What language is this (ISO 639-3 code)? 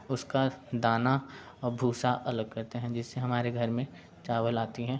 hin